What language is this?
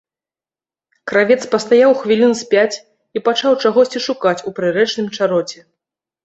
Belarusian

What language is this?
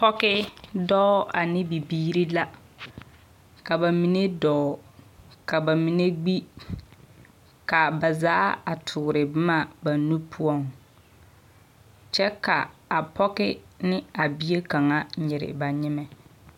Southern Dagaare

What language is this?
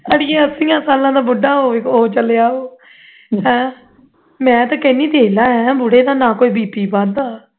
Punjabi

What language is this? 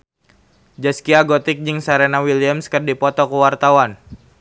Sundanese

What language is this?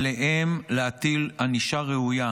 Hebrew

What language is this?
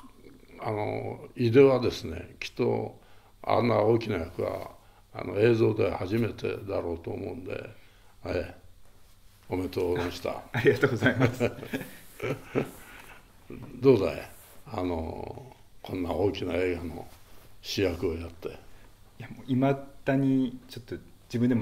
Japanese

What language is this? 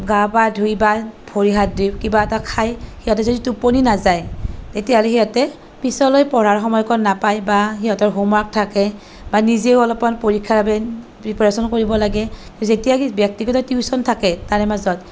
Assamese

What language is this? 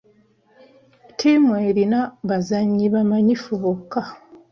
Ganda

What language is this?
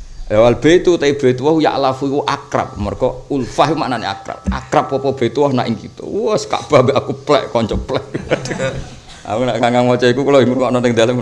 Indonesian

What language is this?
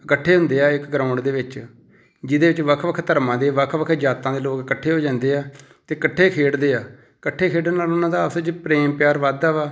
Punjabi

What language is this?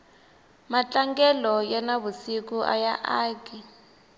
Tsonga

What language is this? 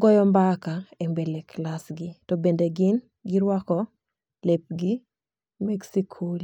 Luo (Kenya and Tanzania)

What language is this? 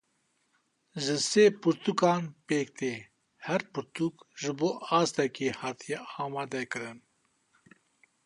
Kurdish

